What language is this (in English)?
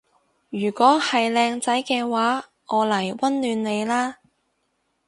Cantonese